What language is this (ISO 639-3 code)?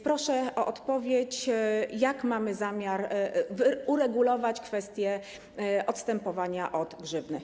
pol